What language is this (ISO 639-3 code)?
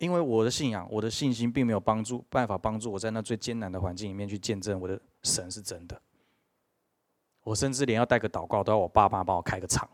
zho